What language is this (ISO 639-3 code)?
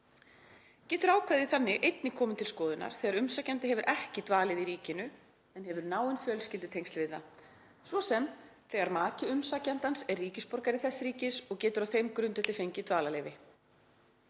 isl